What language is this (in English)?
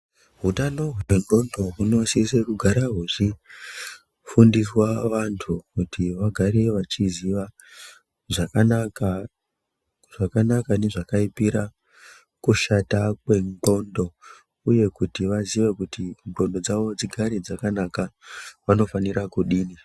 Ndau